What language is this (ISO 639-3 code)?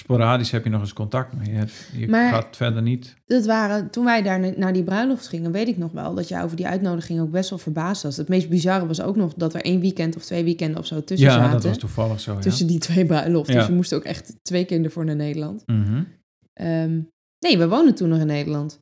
nld